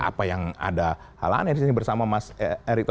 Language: Indonesian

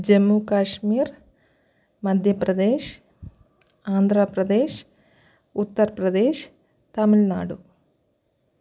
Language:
Malayalam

